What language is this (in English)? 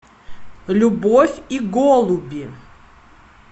Russian